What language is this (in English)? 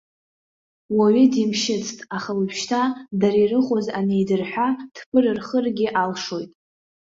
Abkhazian